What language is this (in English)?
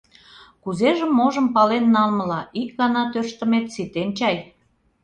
Mari